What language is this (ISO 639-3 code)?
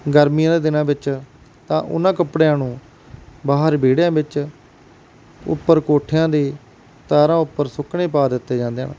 pan